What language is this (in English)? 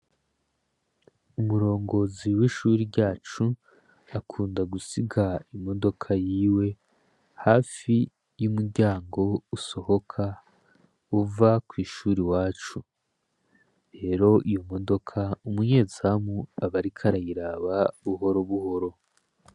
Rundi